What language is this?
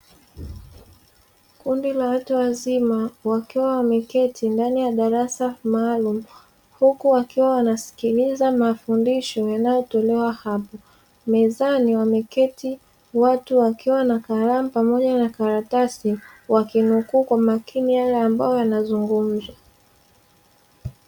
Swahili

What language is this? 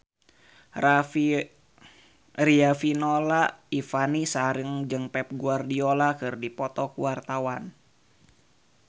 Sundanese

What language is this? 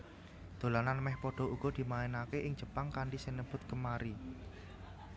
Javanese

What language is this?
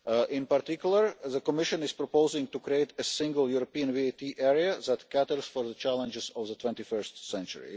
English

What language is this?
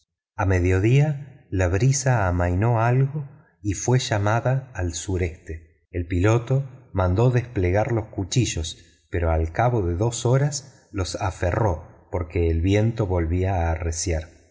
Spanish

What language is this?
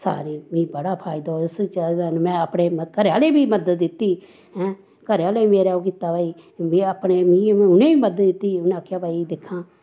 Dogri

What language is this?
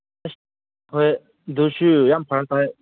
Manipuri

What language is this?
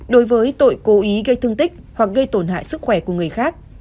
Vietnamese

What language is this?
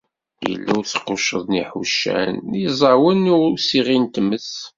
Kabyle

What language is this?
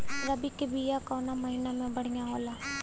Bhojpuri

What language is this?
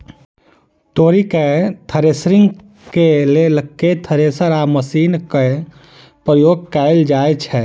Maithili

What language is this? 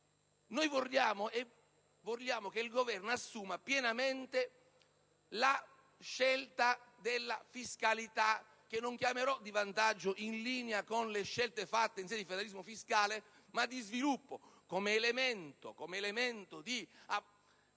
Italian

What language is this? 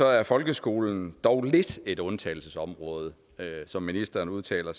Danish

